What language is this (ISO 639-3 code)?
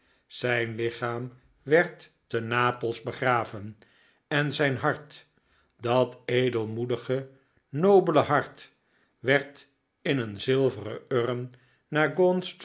nld